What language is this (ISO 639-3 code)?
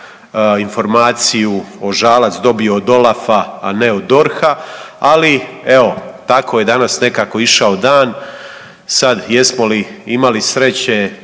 hrv